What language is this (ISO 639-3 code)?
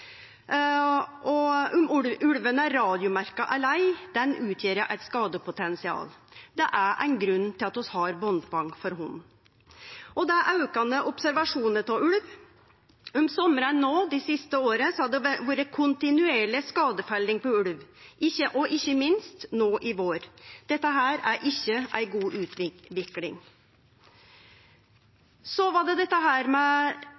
nno